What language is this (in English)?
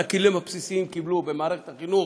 Hebrew